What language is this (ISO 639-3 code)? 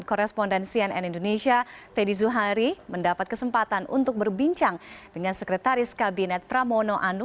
ind